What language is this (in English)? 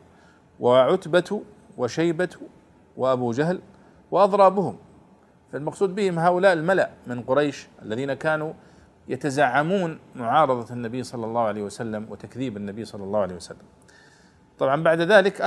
Arabic